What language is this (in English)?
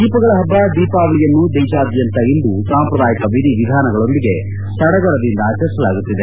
Kannada